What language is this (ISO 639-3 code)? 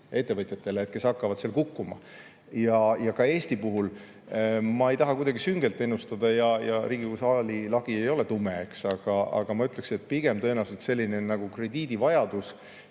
est